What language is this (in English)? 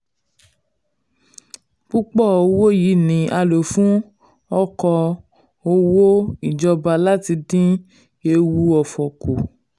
Yoruba